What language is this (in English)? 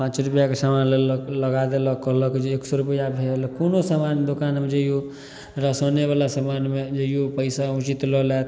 Maithili